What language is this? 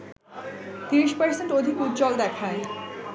Bangla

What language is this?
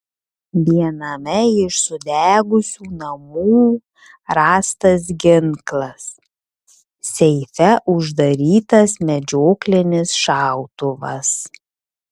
Lithuanian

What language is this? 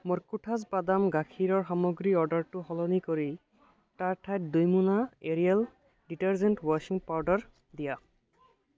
Assamese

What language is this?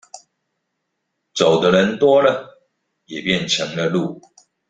Chinese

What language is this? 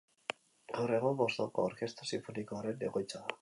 Basque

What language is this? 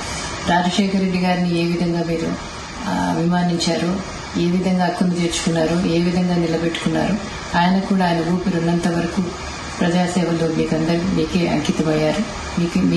Telugu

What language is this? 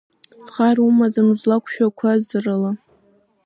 Abkhazian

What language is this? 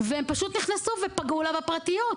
Hebrew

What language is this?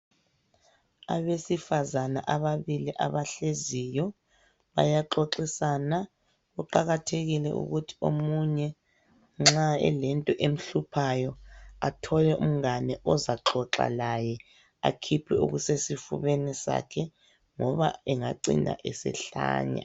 North Ndebele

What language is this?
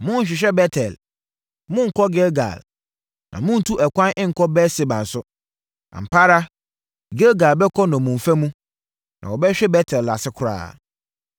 Akan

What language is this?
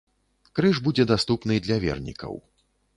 Belarusian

